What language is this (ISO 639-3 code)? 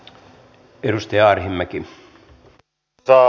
fin